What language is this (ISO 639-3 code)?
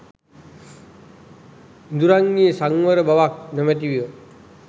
sin